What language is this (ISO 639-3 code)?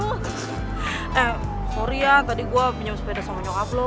ind